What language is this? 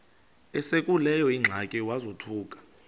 Xhosa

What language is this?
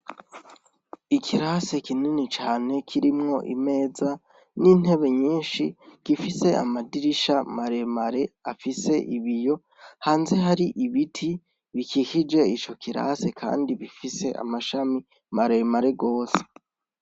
Rundi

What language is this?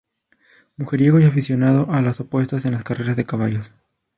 Spanish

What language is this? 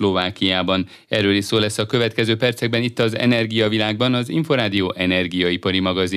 Hungarian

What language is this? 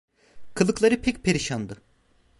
Turkish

